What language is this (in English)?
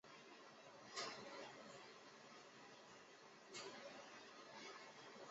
Chinese